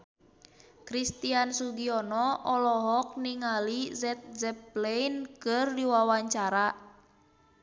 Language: Sundanese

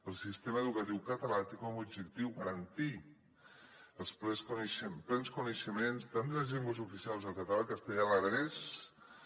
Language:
Catalan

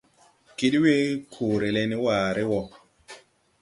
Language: Tupuri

